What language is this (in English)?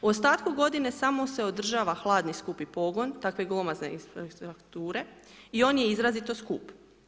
Croatian